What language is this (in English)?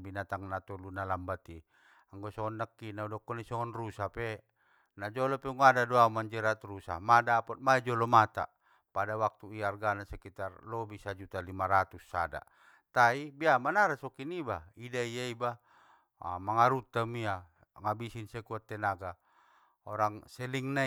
Batak Mandailing